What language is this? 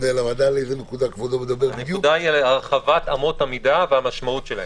Hebrew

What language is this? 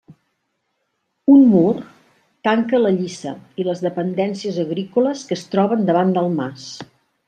Catalan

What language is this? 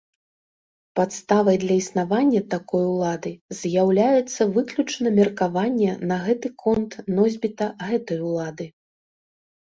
Belarusian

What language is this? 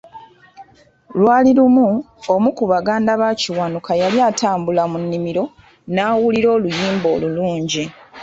Ganda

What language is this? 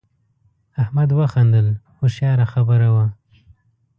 Pashto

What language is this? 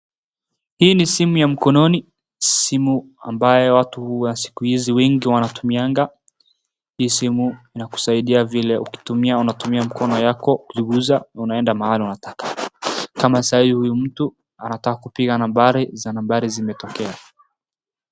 Swahili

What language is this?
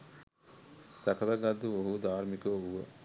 Sinhala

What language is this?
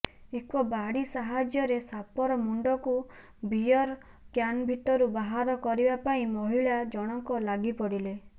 Odia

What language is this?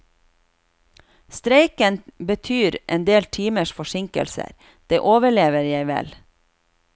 Norwegian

